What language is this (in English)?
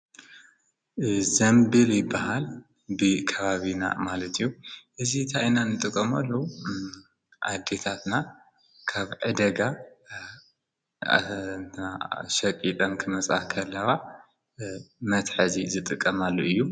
Tigrinya